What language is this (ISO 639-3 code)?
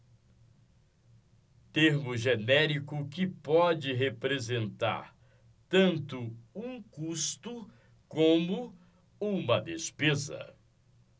por